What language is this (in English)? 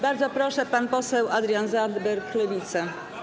Polish